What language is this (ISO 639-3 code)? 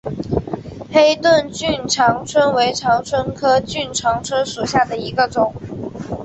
zho